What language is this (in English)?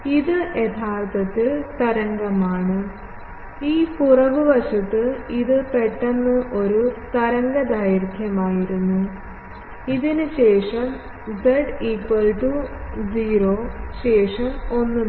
Malayalam